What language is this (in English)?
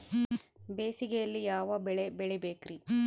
Kannada